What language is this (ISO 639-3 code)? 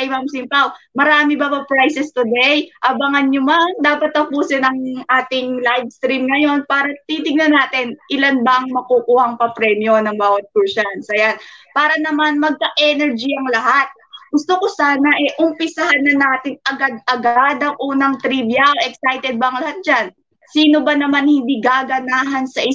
fil